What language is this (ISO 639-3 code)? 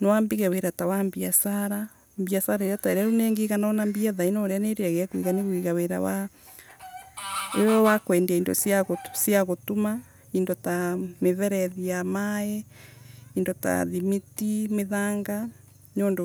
ebu